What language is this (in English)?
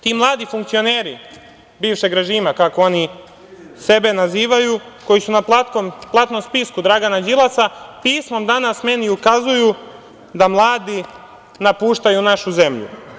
Serbian